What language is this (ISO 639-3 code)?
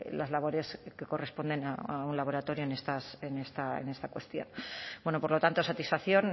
spa